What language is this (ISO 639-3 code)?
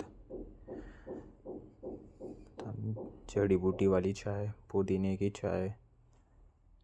kfp